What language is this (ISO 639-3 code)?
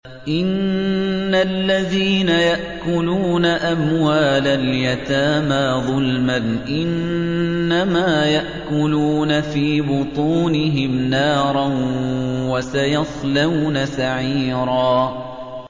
ara